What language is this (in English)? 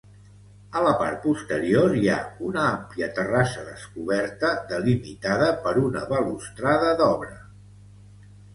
Catalan